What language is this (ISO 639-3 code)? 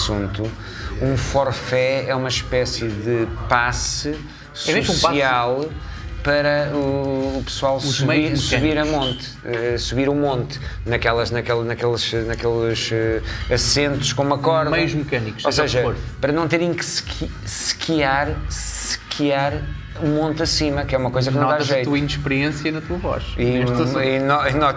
por